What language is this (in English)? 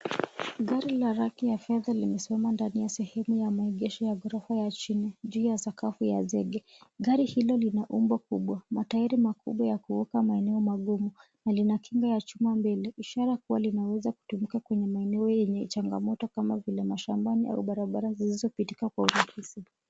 Swahili